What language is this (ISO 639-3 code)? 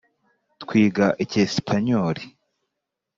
kin